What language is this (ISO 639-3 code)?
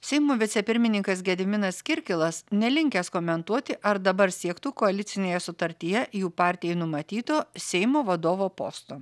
lit